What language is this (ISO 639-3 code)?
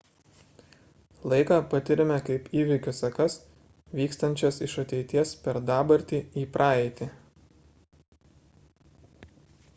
lit